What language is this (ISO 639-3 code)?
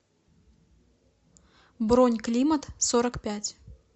rus